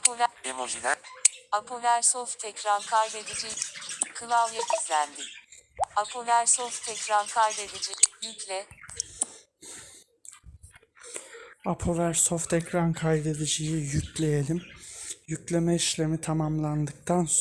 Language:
Turkish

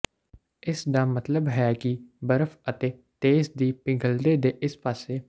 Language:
Punjabi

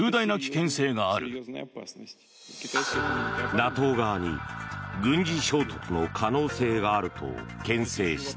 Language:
Japanese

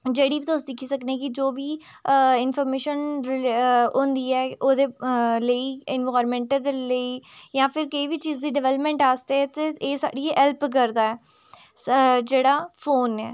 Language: Dogri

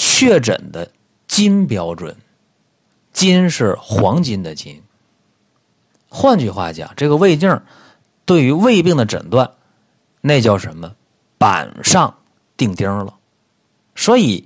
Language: Chinese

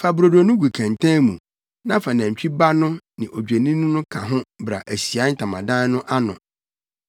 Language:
Akan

